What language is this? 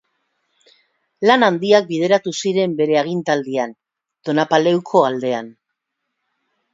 Basque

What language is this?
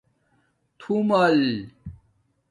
Domaaki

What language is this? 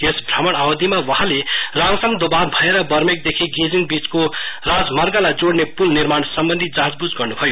Nepali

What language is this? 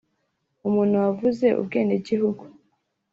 Kinyarwanda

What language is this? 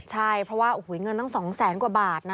Thai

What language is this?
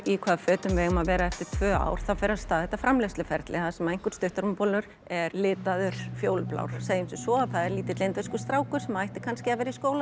Icelandic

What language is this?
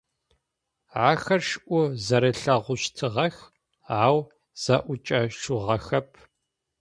Adyghe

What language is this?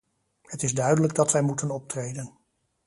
Dutch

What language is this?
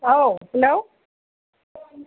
Bodo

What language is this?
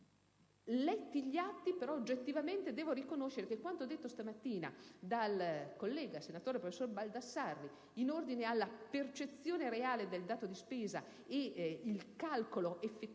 Italian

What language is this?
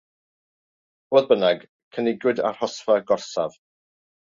Welsh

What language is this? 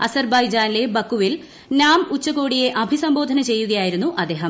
Malayalam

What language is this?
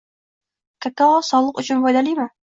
Uzbek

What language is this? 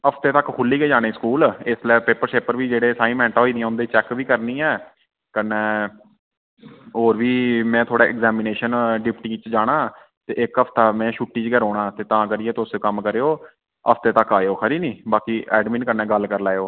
Dogri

